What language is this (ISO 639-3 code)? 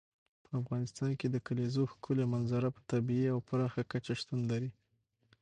pus